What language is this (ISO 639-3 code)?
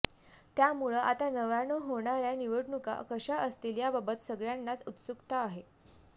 mar